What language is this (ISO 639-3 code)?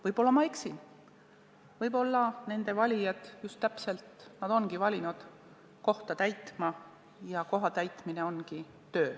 est